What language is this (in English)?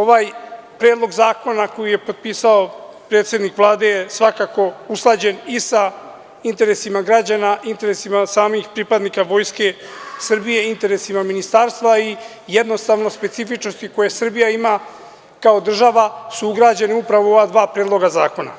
Serbian